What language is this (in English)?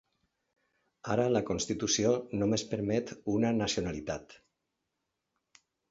Catalan